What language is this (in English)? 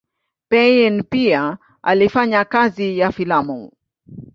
Swahili